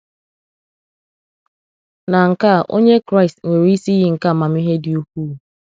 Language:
Igbo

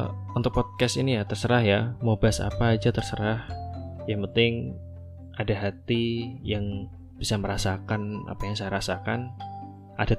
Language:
Indonesian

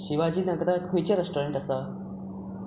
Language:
Konkani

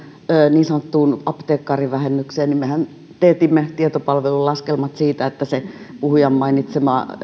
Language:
Finnish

